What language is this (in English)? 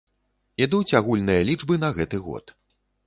Belarusian